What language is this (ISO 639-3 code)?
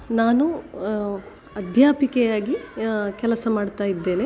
kan